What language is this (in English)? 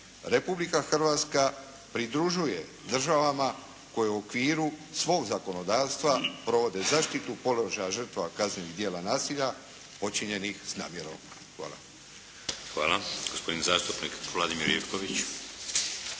Croatian